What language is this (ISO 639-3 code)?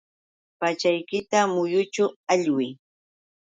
qux